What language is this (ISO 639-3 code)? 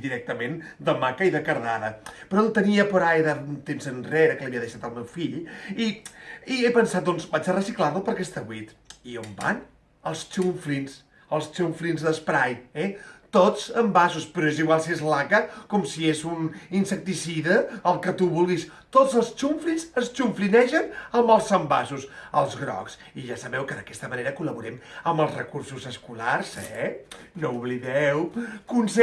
cat